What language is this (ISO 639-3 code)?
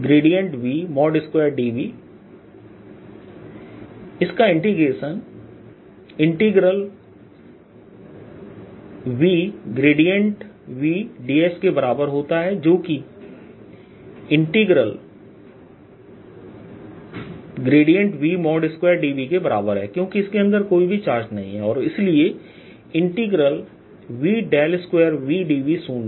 hin